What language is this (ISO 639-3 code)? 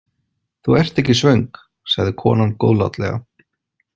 isl